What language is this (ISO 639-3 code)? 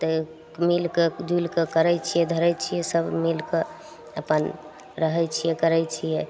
mai